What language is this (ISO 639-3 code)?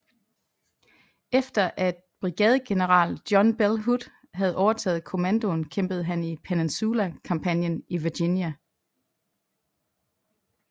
dan